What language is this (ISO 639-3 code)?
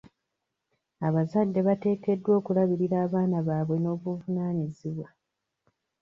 lug